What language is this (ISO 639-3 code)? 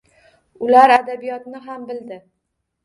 uzb